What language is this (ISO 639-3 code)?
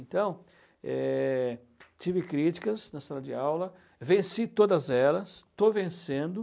por